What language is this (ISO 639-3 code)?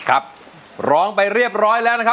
tha